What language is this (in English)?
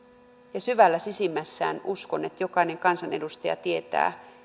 Finnish